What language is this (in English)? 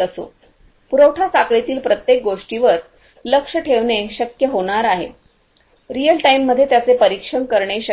Marathi